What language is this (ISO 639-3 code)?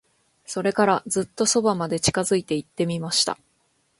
jpn